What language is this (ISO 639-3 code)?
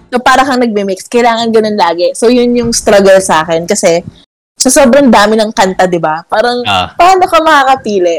fil